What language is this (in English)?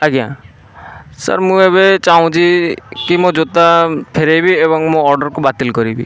Odia